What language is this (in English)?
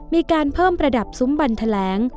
Thai